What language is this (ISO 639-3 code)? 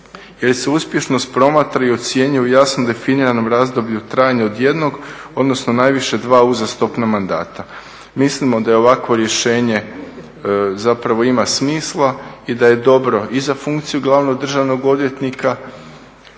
hrv